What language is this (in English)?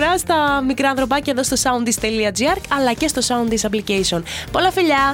Greek